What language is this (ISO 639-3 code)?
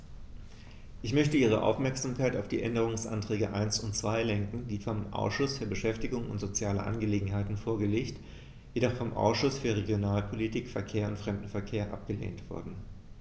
deu